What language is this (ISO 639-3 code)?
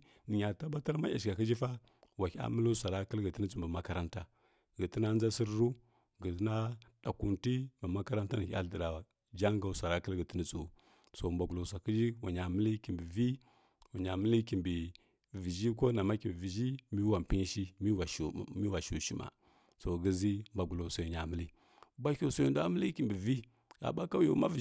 fkk